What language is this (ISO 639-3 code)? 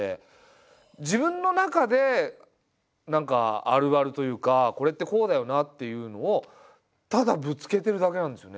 jpn